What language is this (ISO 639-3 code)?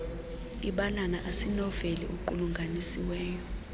xho